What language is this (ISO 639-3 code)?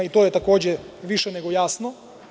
srp